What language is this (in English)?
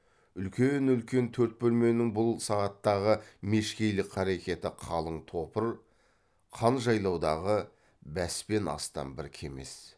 Kazakh